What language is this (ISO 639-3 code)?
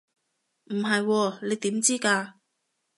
yue